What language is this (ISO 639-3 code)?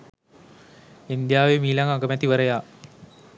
sin